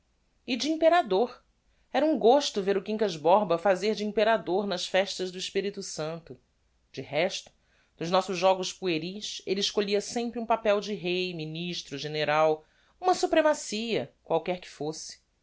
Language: Portuguese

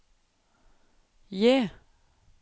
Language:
Norwegian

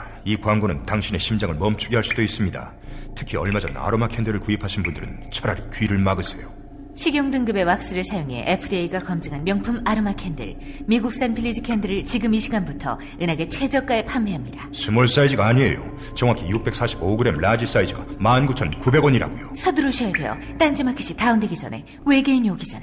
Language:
Korean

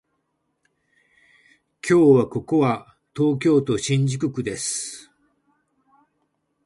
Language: Japanese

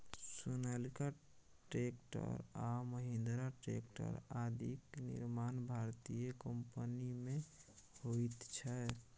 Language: Maithili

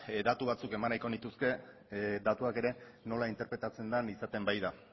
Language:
Basque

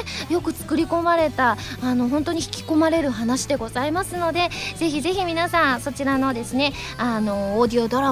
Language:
Japanese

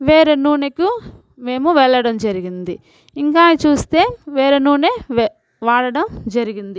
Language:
Telugu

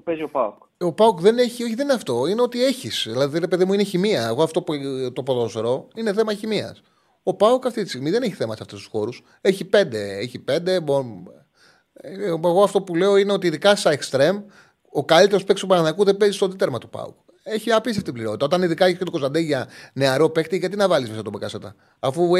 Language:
Greek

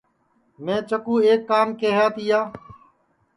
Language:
Sansi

